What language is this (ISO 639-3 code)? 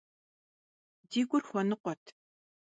kbd